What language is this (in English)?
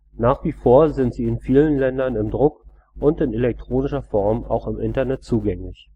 German